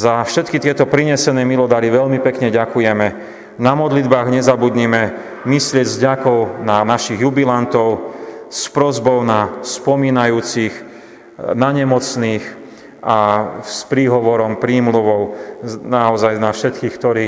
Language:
Slovak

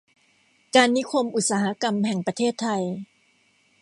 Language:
Thai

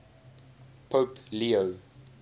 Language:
English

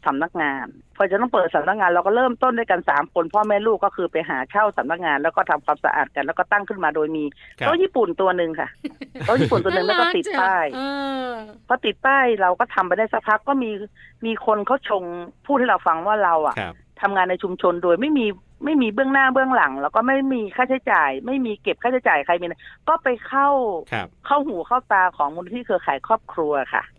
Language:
Thai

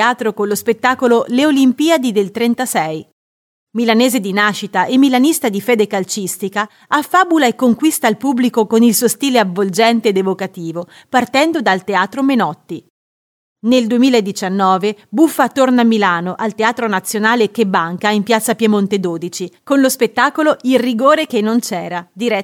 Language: Italian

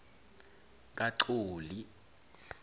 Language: South Ndebele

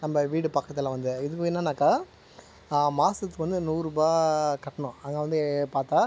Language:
Tamil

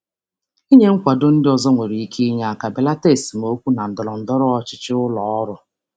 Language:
Igbo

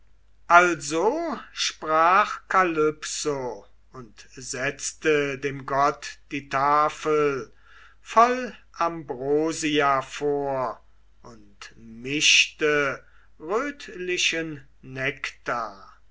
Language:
German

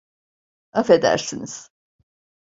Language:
Turkish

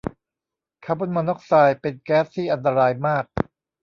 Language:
Thai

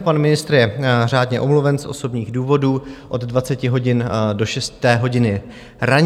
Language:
Czech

